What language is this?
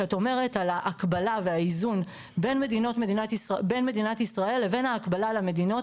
Hebrew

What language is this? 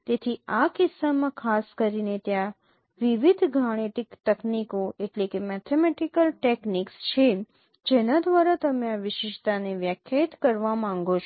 Gujarati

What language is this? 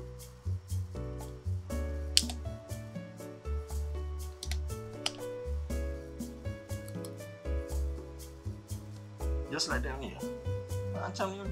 Malay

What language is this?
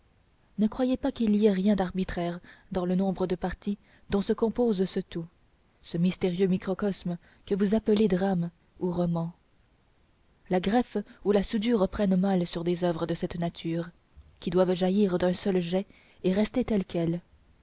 French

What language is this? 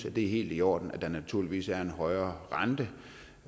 Danish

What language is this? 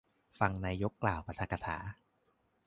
Thai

